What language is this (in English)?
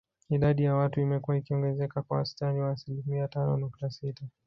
Swahili